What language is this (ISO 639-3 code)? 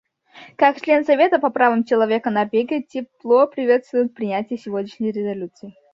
rus